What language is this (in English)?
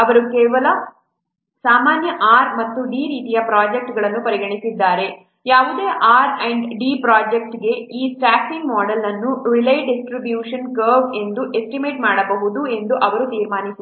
Kannada